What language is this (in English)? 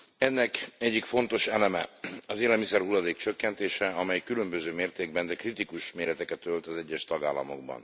Hungarian